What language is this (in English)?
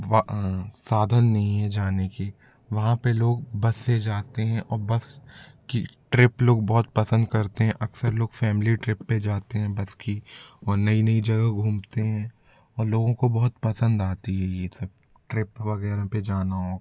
Hindi